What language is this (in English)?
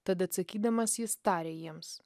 Lithuanian